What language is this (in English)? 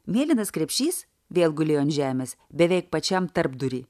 Lithuanian